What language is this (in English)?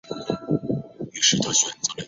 Chinese